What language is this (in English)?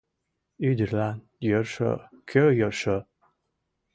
Mari